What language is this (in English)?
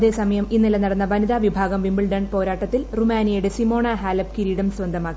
Malayalam